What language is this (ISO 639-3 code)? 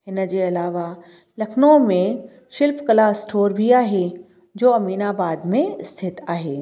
snd